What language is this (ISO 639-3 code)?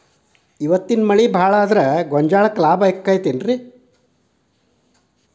kan